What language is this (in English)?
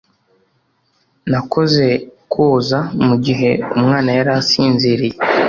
Kinyarwanda